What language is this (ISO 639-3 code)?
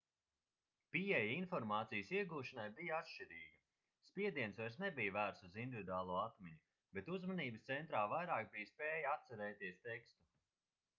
lav